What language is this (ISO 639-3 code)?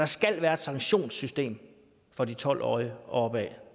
dan